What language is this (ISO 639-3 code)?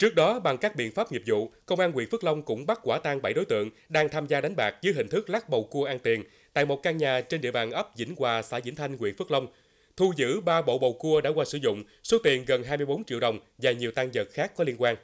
vie